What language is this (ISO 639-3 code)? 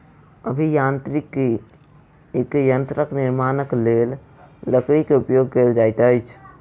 mai